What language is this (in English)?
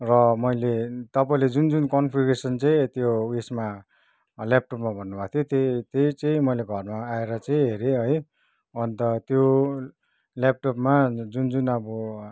Nepali